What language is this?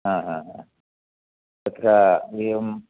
Sanskrit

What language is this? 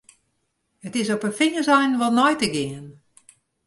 Western Frisian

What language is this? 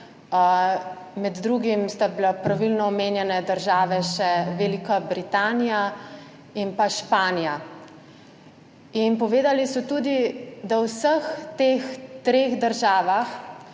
Slovenian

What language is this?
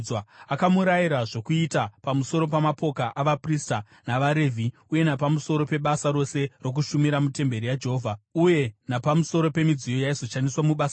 Shona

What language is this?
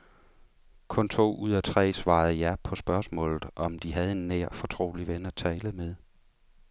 Danish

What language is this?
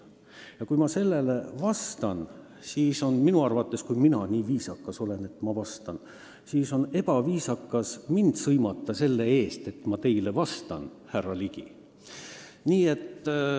Estonian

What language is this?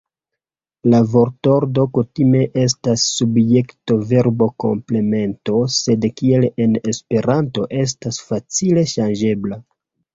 Esperanto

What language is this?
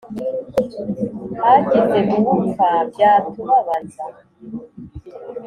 Kinyarwanda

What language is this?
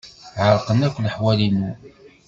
Kabyle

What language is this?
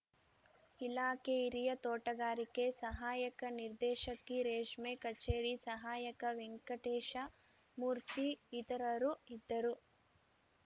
Kannada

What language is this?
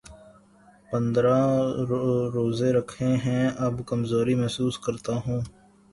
Urdu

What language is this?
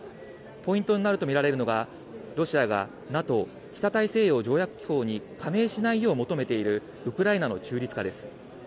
Japanese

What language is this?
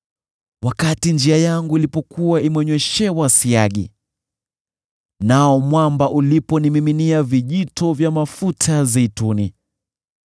Swahili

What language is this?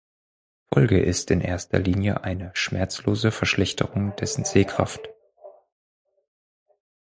German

